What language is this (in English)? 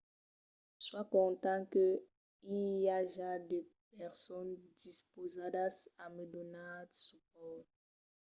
Occitan